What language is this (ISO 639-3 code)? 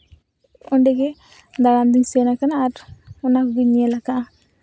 sat